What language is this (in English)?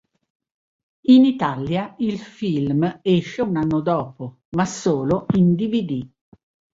Italian